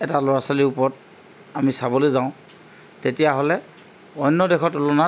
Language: Assamese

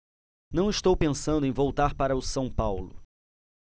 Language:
Portuguese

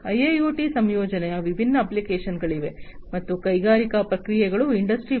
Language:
Kannada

